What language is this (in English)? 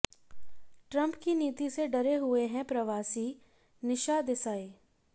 Hindi